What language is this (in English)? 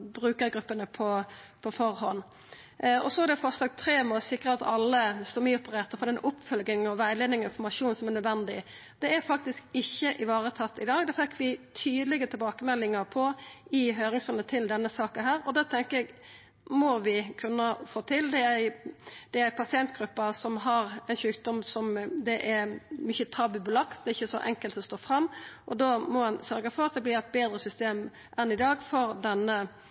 Norwegian Nynorsk